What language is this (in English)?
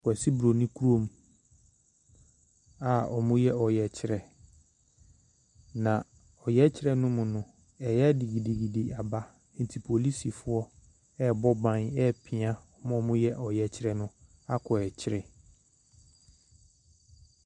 Akan